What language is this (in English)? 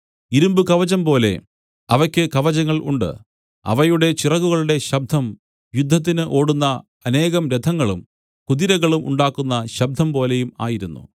Malayalam